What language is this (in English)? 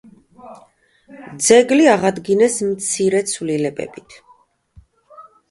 Georgian